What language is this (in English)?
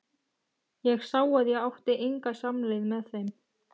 Icelandic